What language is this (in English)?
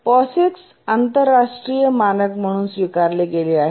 Marathi